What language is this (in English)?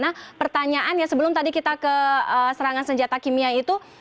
Indonesian